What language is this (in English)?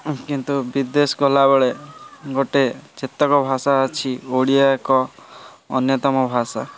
Odia